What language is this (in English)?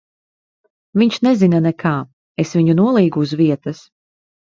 Latvian